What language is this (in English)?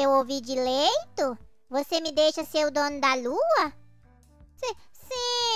Portuguese